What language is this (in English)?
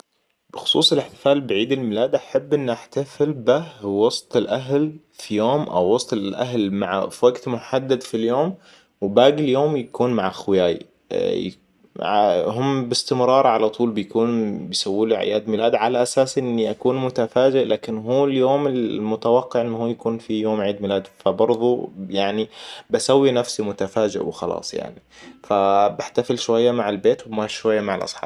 Hijazi Arabic